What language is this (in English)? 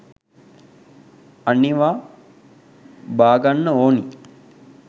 Sinhala